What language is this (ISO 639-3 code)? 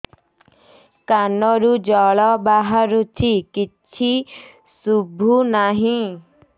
ori